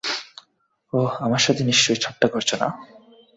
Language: Bangla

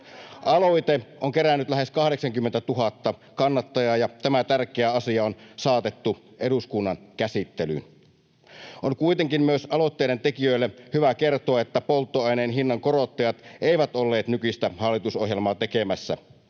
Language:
Finnish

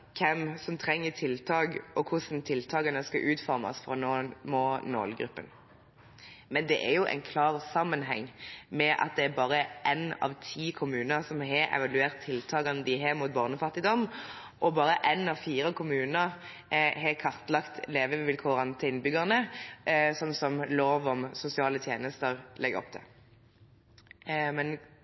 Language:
Norwegian Bokmål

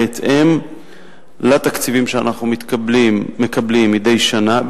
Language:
Hebrew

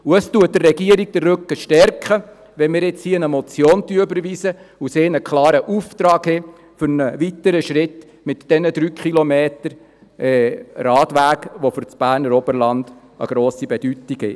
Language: Swiss German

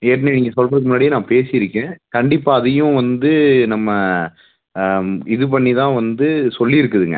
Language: Tamil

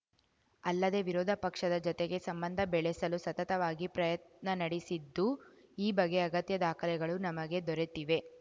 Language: Kannada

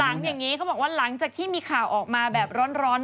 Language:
Thai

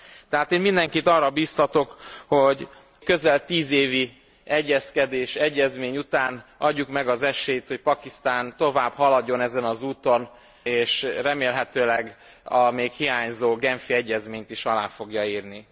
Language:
Hungarian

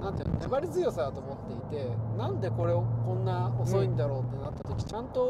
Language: Japanese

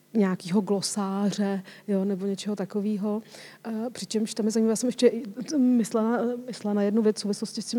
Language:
Czech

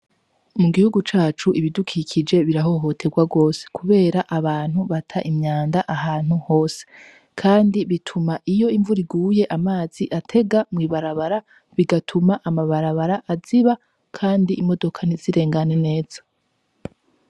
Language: Rundi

